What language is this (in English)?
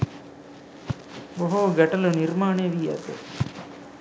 Sinhala